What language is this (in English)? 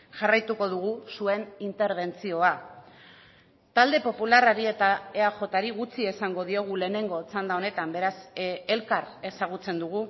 Basque